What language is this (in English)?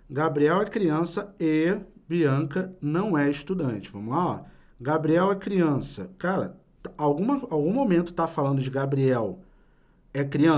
Portuguese